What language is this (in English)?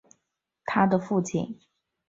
Chinese